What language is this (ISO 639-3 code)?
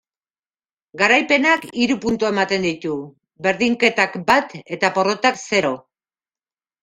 eus